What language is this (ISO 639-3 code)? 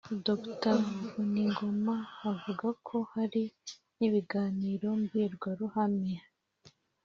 kin